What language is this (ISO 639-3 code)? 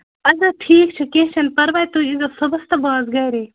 kas